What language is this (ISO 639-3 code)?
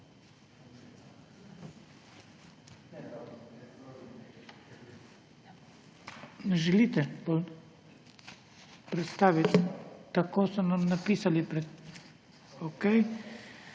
slv